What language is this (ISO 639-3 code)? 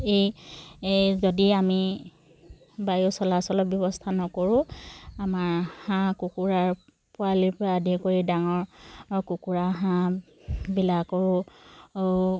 asm